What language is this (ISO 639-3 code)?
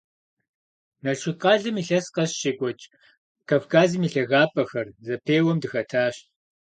kbd